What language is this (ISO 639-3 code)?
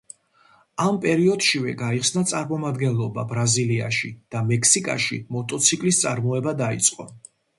kat